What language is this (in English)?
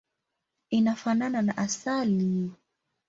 Swahili